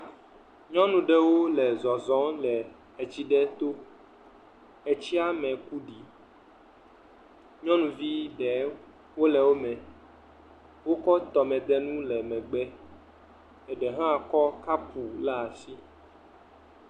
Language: Ewe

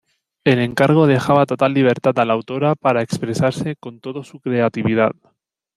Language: Spanish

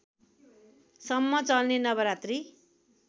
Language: Nepali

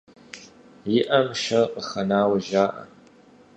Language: Kabardian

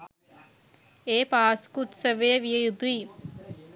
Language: Sinhala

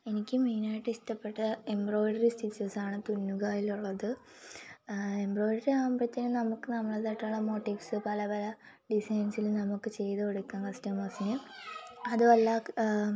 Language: Malayalam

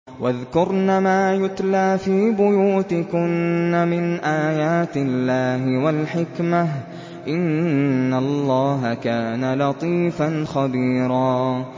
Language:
Arabic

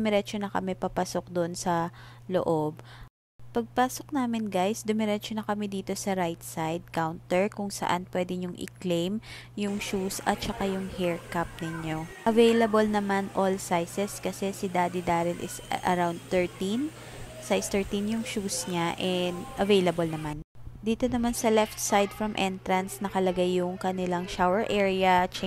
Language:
Filipino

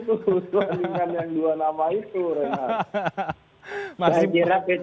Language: Indonesian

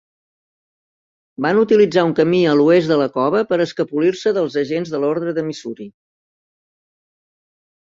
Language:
Catalan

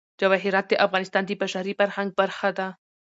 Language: Pashto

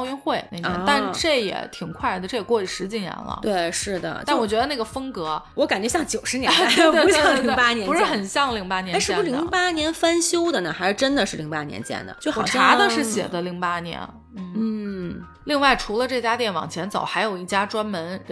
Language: Chinese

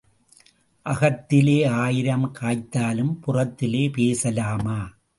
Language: Tamil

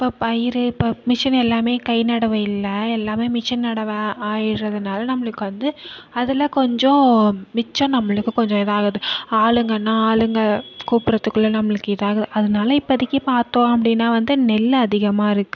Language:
Tamil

